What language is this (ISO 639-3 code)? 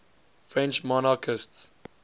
eng